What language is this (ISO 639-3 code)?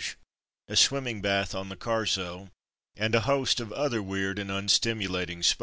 eng